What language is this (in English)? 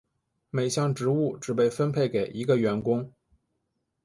Chinese